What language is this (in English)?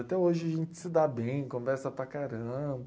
Portuguese